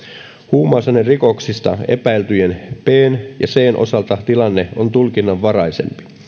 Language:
Finnish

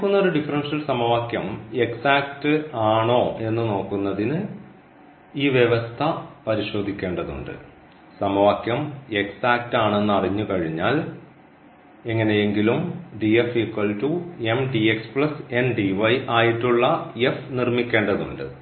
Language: Malayalam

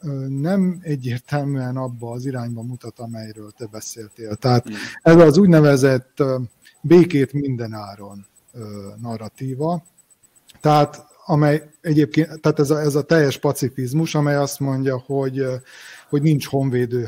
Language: Hungarian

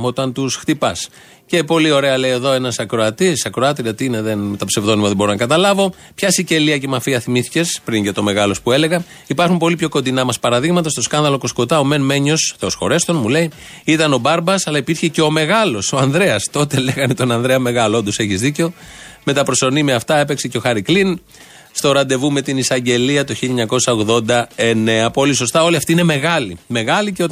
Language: Greek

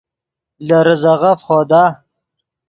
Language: Yidgha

